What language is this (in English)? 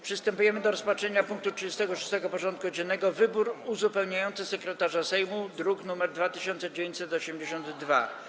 Polish